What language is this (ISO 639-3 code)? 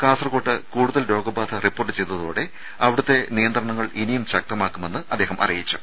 mal